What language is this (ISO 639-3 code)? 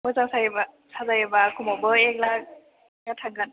brx